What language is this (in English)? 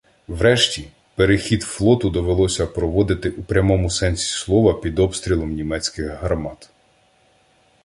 Ukrainian